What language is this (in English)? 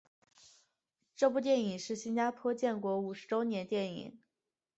Chinese